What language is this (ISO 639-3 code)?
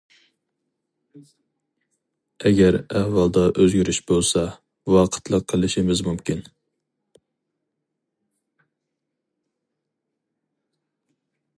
uig